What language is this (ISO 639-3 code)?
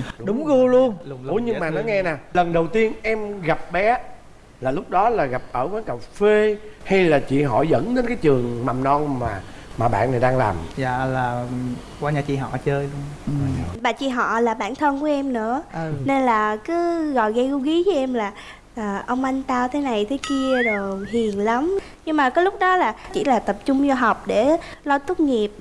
vie